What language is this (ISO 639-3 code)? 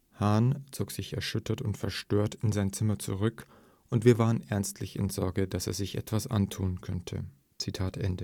deu